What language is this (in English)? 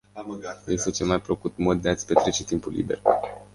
Romanian